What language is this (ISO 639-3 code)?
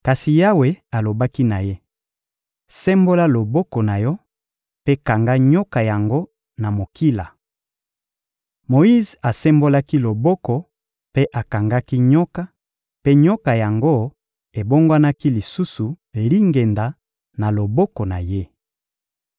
lin